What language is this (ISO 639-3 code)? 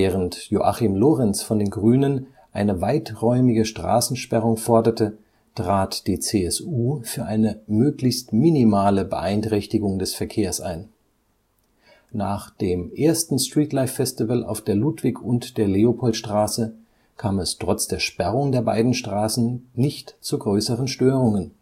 deu